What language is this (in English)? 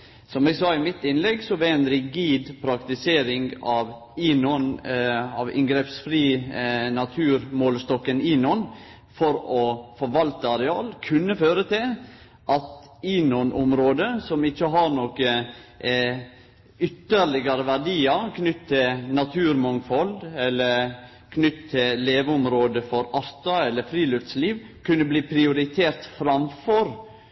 Norwegian Nynorsk